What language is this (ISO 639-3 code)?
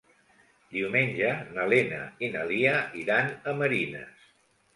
cat